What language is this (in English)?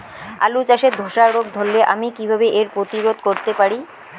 Bangla